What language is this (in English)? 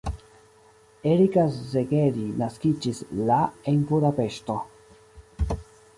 Esperanto